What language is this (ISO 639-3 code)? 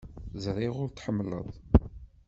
kab